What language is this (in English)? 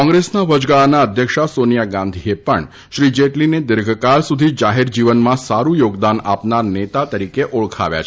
Gujarati